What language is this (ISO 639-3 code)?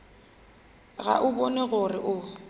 nso